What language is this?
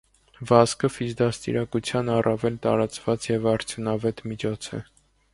Armenian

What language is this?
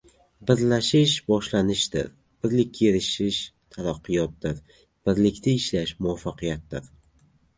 Uzbek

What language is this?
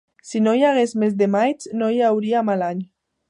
Catalan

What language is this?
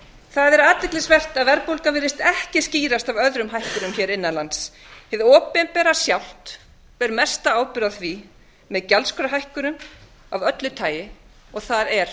Icelandic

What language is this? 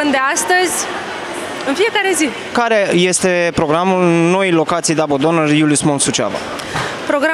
Romanian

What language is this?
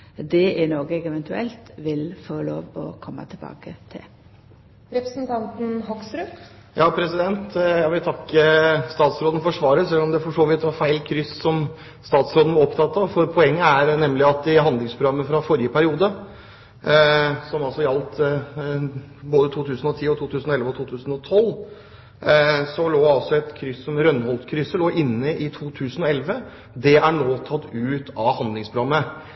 Norwegian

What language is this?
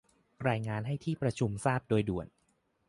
Thai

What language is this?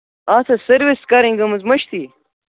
Kashmiri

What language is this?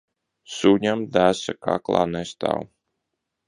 Latvian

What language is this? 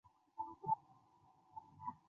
Chinese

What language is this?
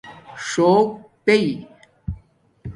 Domaaki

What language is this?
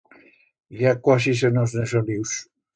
Aragonese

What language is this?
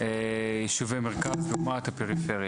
Hebrew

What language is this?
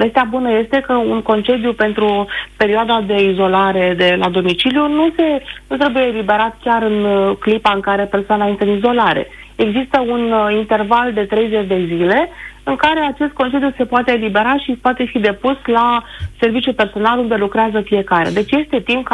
Romanian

